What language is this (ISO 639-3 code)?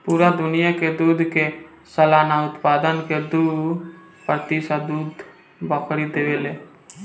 bho